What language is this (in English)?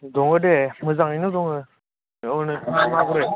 Bodo